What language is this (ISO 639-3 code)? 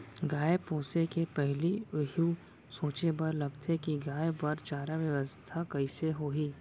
hne